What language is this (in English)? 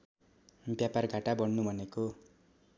Nepali